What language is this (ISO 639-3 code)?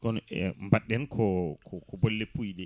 ful